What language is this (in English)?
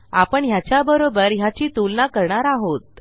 Marathi